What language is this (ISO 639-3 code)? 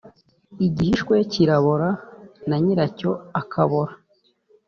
kin